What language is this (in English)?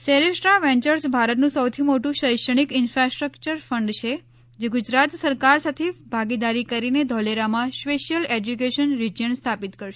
Gujarati